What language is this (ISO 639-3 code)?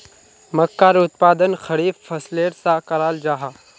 mag